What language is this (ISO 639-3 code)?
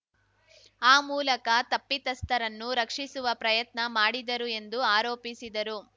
kan